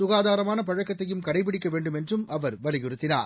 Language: Tamil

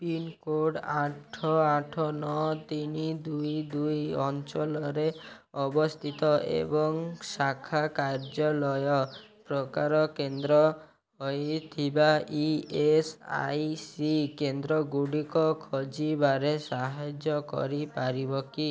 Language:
Odia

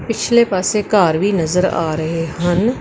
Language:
Punjabi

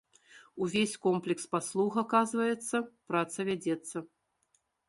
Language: Belarusian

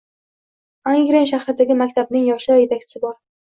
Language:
Uzbek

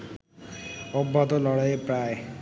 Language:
Bangla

